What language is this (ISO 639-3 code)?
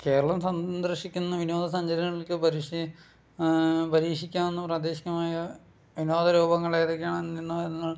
mal